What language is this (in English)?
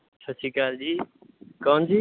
Punjabi